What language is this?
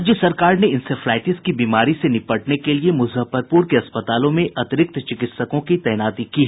Hindi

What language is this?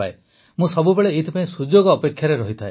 Odia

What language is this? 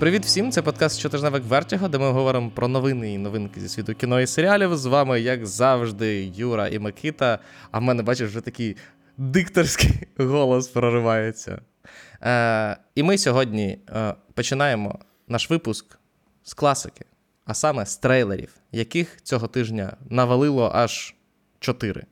Ukrainian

